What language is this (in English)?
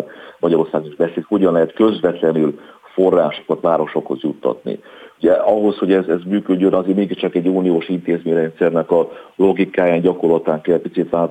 Hungarian